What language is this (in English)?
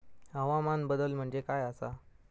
Marathi